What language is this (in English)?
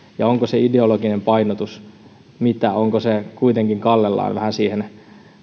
Finnish